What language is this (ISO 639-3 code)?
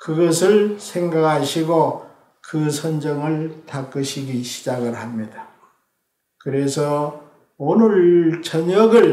kor